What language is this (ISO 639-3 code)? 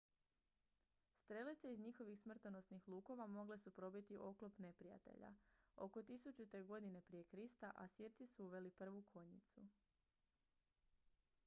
hrv